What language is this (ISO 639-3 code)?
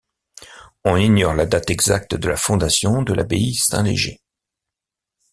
fra